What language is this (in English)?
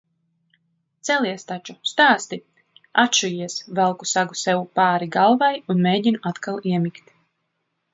Latvian